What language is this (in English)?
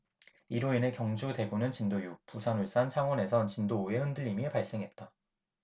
Korean